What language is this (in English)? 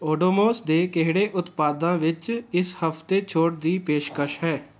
Punjabi